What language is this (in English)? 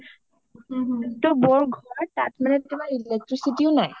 Assamese